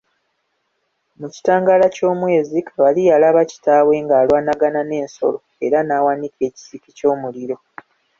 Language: Ganda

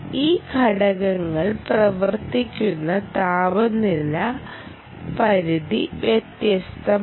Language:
Malayalam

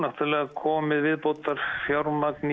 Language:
Icelandic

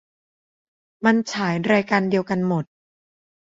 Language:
Thai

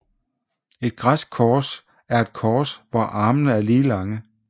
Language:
Danish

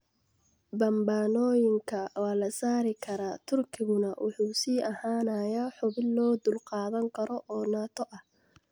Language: Somali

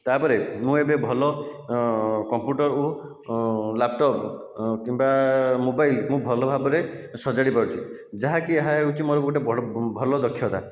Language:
Odia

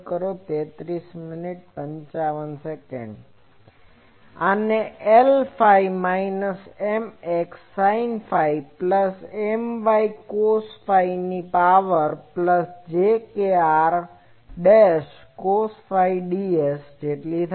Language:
Gujarati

